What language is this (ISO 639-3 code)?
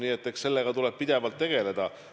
est